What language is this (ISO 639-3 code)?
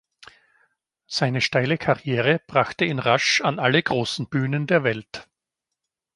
deu